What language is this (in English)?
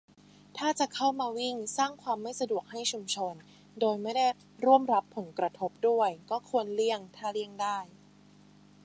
Thai